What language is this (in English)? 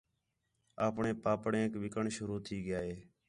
Khetrani